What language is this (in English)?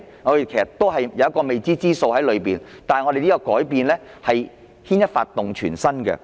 Cantonese